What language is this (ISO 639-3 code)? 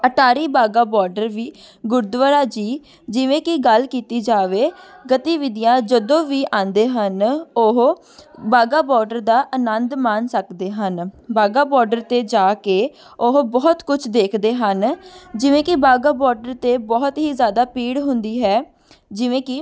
pan